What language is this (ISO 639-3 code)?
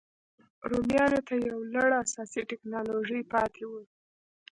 pus